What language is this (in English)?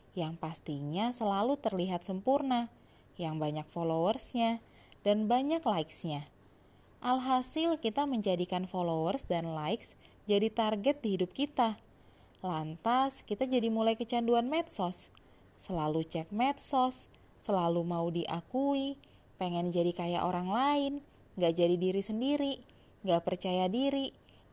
Indonesian